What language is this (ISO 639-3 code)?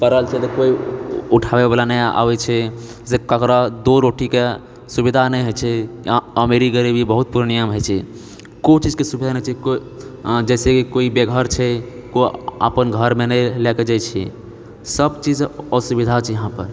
mai